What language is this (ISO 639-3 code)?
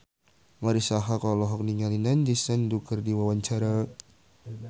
sun